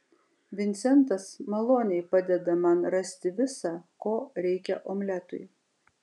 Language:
Lithuanian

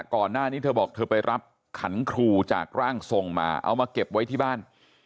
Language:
Thai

